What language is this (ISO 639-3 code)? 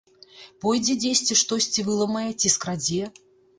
bel